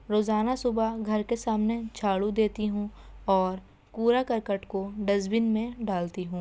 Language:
Urdu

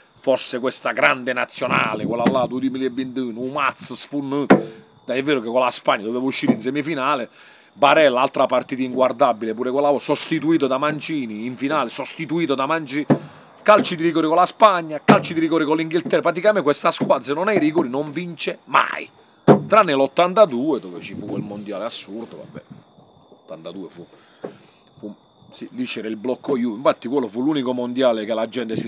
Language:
Italian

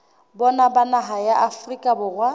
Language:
Southern Sotho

